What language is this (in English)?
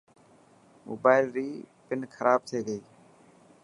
Dhatki